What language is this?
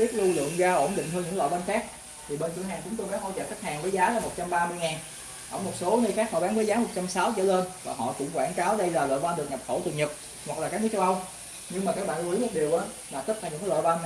Vietnamese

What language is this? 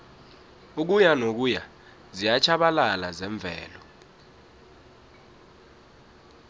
South Ndebele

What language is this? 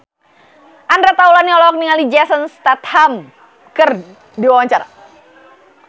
Sundanese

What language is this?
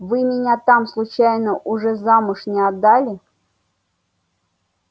Russian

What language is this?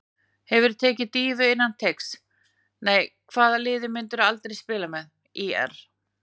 Icelandic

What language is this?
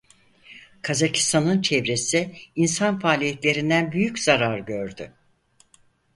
Turkish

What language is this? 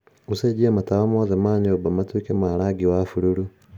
Kikuyu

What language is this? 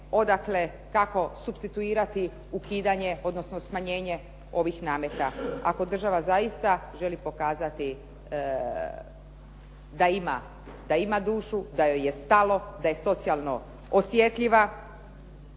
Croatian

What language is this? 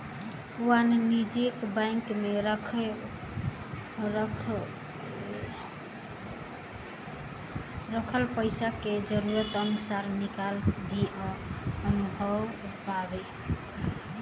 Bhojpuri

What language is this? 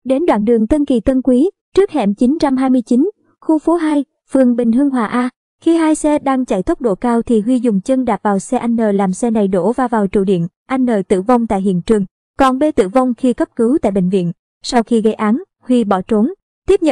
Vietnamese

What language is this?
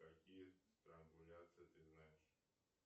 Russian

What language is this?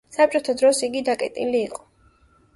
Georgian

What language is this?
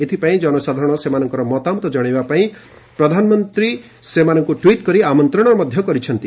Odia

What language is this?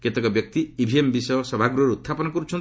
Odia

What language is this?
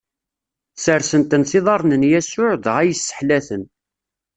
Kabyle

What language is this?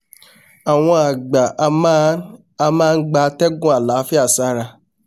Yoruba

